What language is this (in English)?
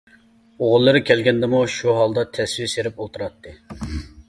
Uyghur